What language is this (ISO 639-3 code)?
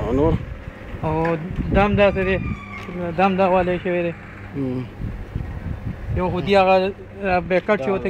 ron